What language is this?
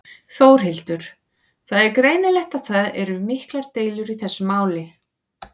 Icelandic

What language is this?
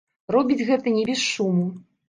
Belarusian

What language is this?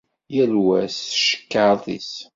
Kabyle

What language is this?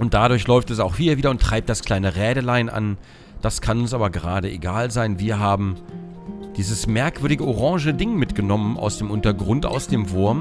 German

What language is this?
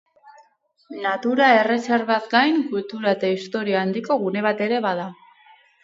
Basque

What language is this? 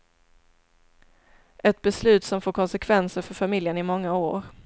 Swedish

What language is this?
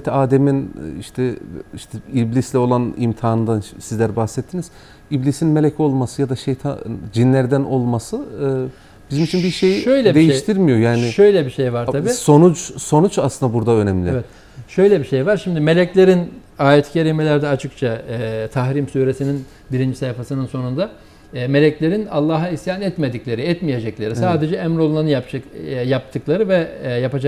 Turkish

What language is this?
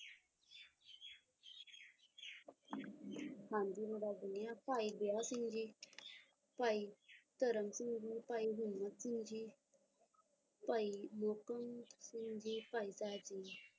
Punjabi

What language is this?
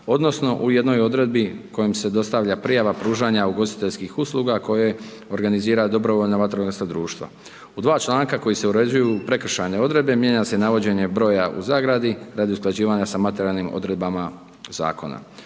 Croatian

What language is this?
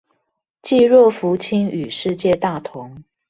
Chinese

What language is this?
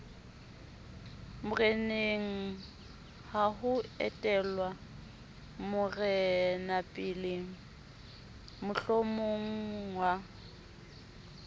Southern Sotho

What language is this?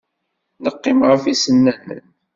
Kabyle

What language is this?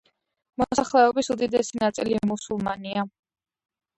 Georgian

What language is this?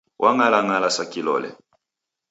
Taita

